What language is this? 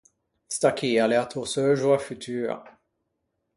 Ligurian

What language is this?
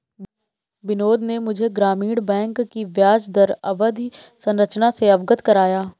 Hindi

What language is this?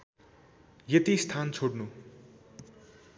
Nepali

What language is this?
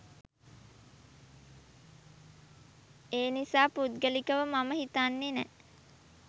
Sinhala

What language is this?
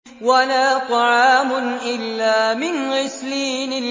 Arabic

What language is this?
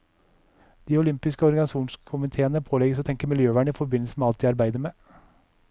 Norwegian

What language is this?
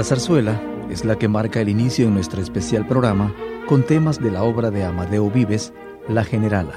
Spanish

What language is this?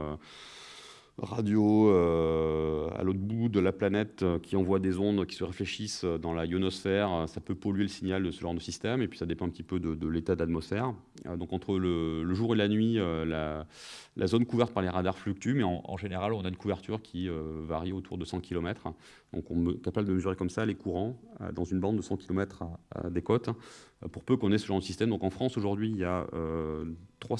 French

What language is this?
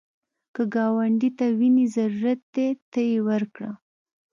Pashto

